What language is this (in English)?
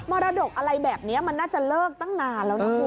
Thai